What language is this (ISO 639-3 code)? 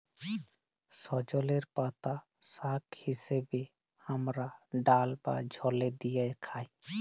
ben